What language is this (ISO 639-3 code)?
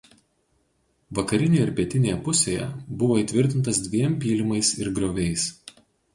lit